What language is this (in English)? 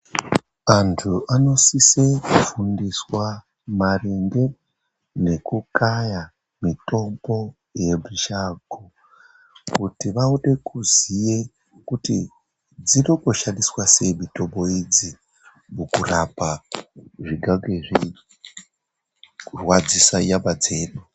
Ndau